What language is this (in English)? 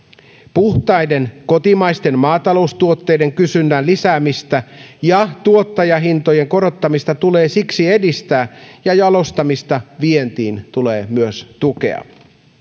Finnish